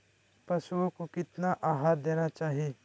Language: Magahi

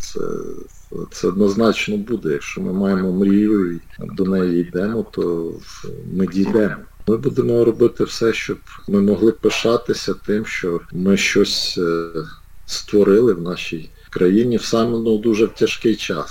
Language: Ukrainian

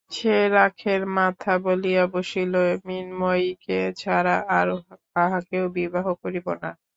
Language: Bangla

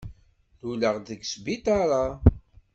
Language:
Kabyle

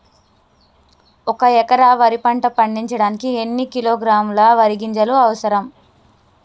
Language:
Telugu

